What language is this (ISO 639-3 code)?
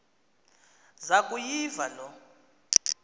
xho